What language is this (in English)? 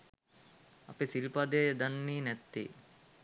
Sinhala